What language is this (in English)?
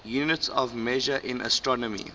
English